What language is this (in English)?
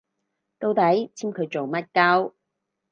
Cantonese